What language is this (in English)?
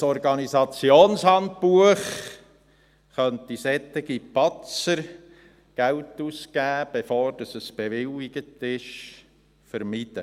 Swiss German